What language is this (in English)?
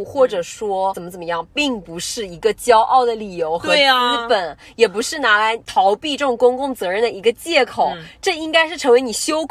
Chinese